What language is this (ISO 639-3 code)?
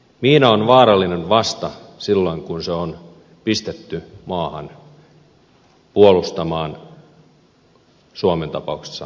fin